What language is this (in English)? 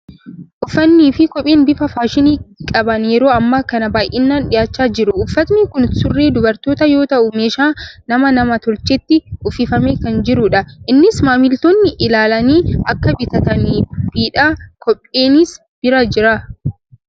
Oromo